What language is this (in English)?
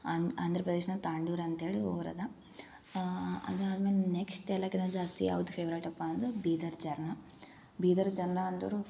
Kannada